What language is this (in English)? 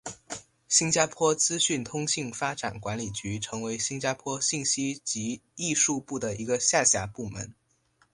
Chinese